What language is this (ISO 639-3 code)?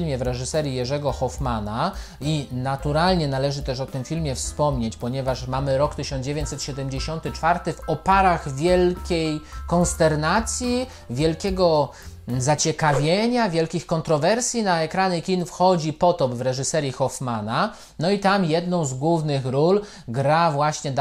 pol